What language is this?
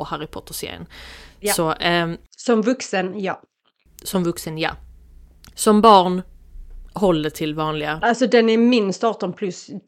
Swedish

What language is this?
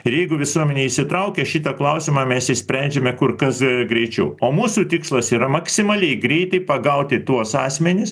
Lithuanian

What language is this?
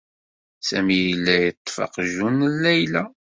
Kabyle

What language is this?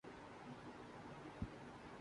Urdu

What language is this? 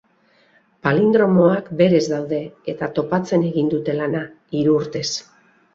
Basque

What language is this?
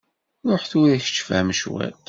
Kabyle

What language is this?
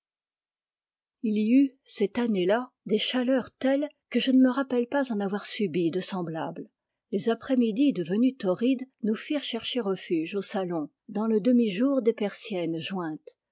French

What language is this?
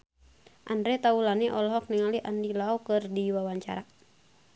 Sundanese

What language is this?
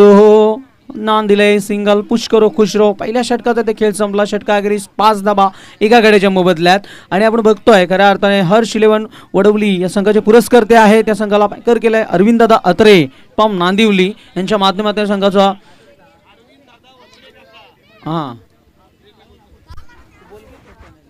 Hindi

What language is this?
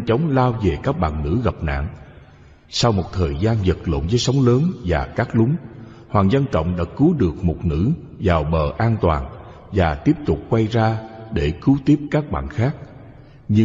Vietnamese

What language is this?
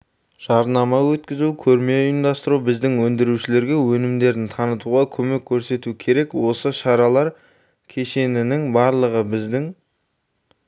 Kazakh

